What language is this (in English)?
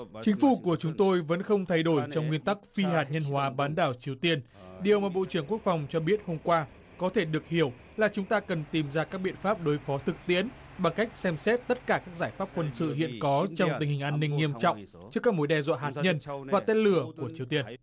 Vietnamese